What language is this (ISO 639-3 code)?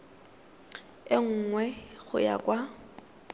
tsn